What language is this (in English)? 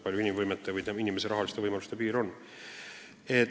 Estonian